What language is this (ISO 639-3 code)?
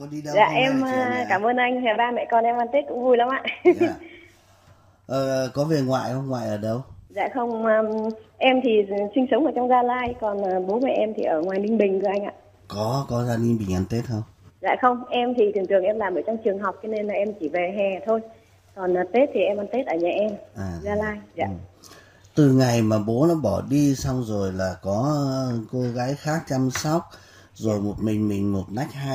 vie